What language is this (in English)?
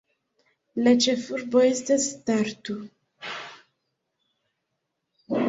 Esperanto